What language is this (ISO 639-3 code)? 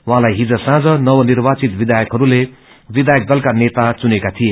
nep